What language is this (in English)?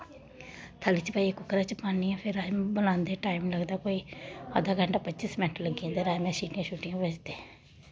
Dogri